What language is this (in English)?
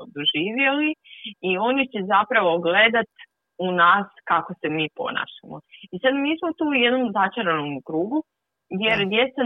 Croatian